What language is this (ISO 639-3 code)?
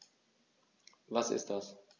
deu